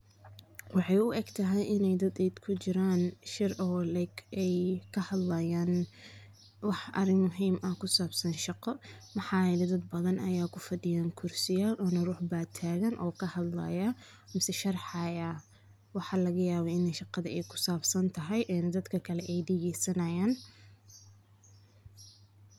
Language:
Somali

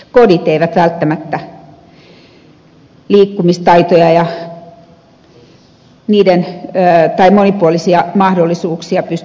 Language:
Finnish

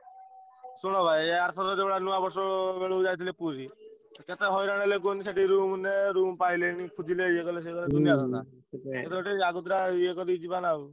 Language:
Odia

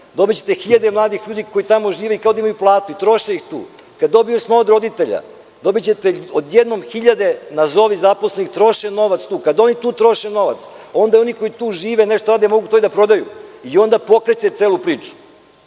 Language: Serbian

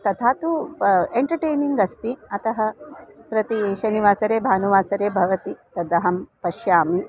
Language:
Sanskrit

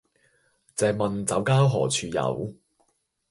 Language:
Cantonese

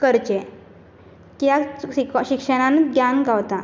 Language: Konkani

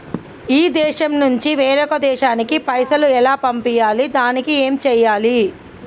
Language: Telugu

